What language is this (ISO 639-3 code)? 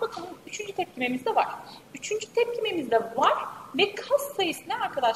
tur